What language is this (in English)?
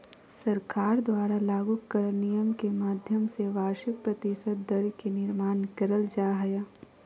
Magahi